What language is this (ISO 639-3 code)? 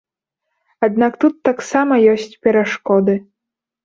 bel